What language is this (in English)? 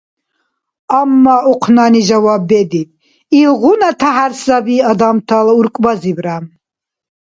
Dargwa